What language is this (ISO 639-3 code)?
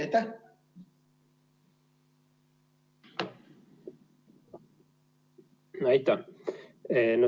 est